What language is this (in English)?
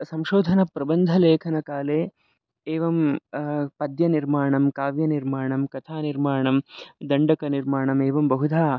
Sanskrit